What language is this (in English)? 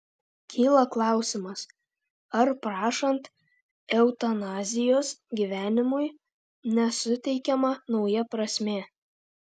Lithuanian